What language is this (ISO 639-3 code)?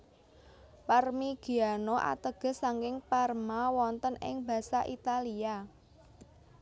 jav